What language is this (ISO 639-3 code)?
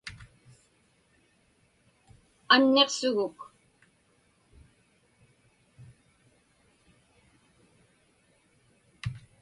ipk